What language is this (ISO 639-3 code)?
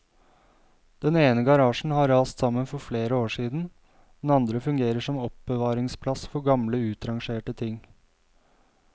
nor